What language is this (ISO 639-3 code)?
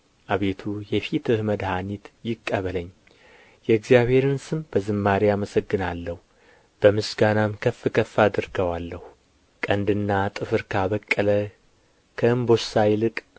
amh